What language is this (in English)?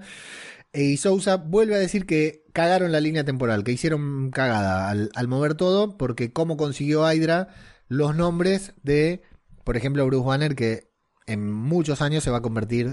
Spanish